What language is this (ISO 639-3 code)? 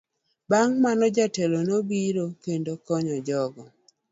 luo